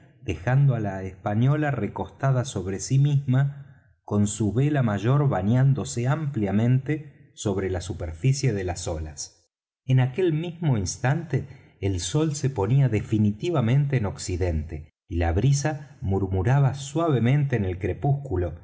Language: Spanish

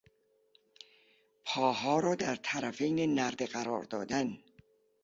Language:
Persian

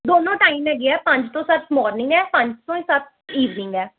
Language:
Punjabi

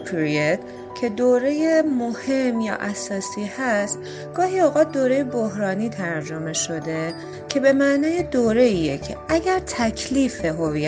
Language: Persian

